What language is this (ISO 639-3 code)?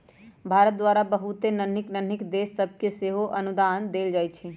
mag